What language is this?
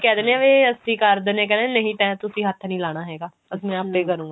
Punjabi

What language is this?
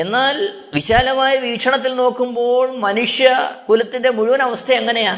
Malayalam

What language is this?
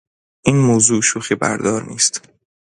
Persian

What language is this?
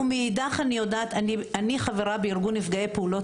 Hebrew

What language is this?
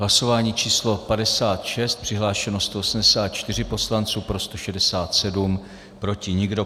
Czech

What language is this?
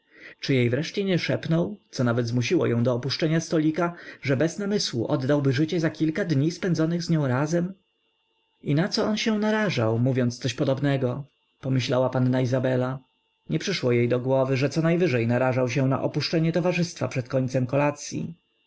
Polish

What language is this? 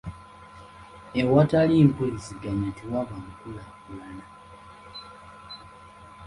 Ganda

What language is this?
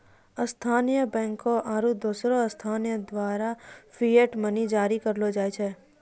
Maithili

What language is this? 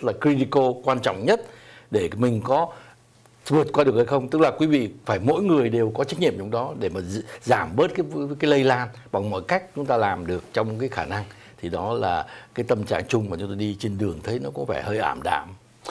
Vietnamese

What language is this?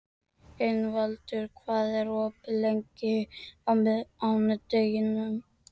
Icelandic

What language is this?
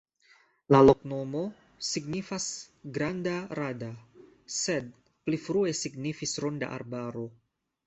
Esperanto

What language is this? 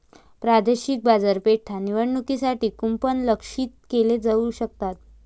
Marathi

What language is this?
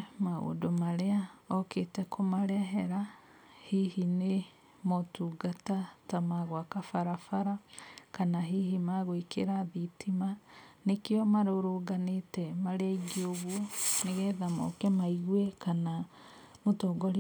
Kikuyu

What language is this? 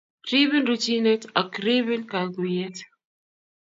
Kalenjin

